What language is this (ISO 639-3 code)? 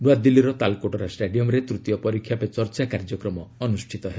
ori